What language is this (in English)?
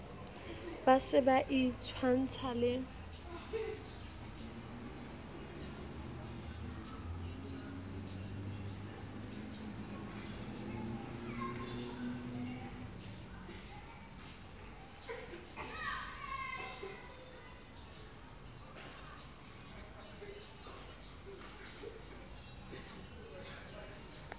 Southern Sotho